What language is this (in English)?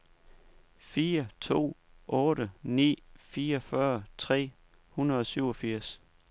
Danish